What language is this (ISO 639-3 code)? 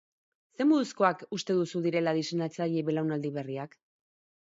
eus